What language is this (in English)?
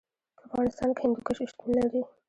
Pashto